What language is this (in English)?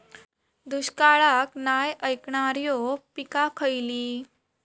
Marathi